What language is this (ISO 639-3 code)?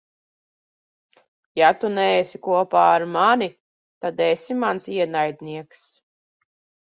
lav